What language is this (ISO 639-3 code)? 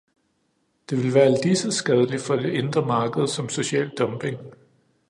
dan